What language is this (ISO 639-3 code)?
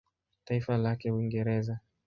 swa